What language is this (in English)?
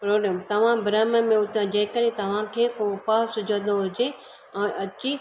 Sindhi